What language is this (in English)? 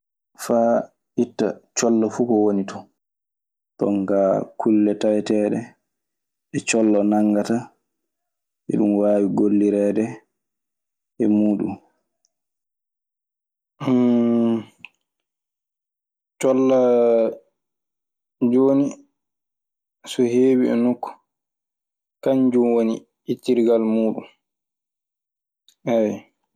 Maasina Fulfulde